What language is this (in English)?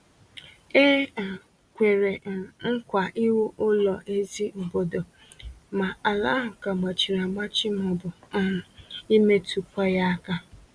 Igbo